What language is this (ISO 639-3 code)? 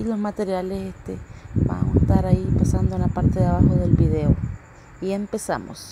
spa